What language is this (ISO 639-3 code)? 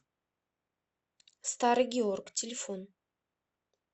rus